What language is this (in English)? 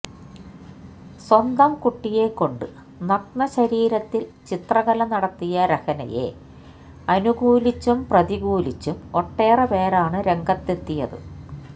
Malayalam